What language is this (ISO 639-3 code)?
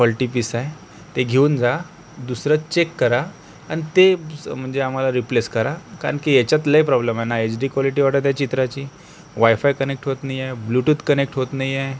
mar